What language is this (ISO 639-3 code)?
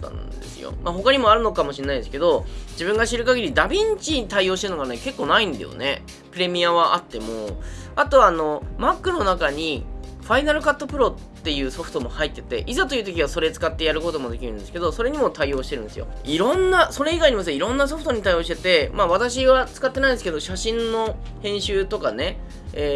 jpn